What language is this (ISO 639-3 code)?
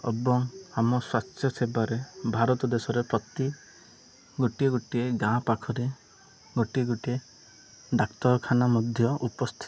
ori